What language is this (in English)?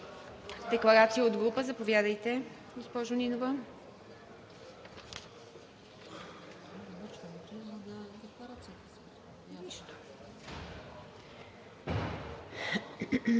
Bulgarian